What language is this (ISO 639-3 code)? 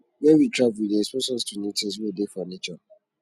pcm